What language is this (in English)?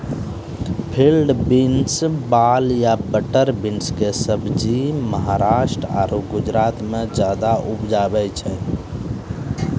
Maithili